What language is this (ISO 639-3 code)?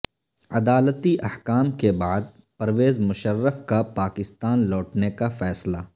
urd